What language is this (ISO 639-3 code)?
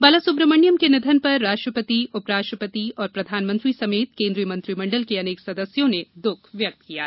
hin